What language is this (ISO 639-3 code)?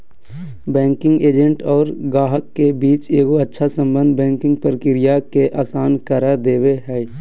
mag